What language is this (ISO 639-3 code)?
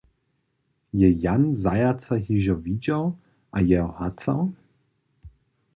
hsb